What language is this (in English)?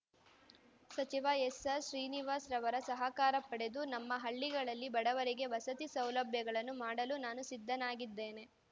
Kannada